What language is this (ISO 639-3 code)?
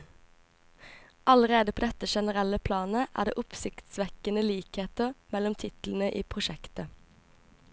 nor